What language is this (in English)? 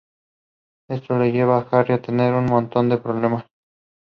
English